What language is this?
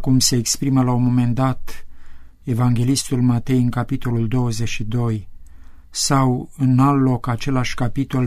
Romanian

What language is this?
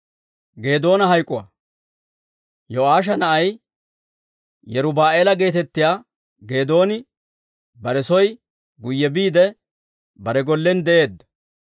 Dawro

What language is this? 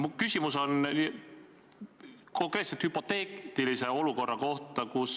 Estonian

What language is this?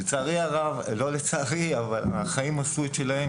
Hebrew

